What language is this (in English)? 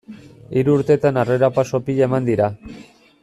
Basque